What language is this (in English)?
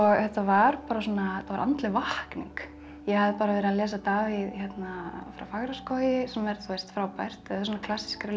Icelandic